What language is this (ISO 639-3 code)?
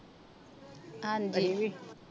pan